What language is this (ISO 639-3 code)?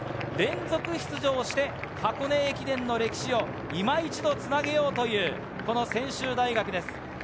jpn